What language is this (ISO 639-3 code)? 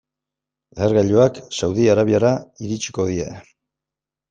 eus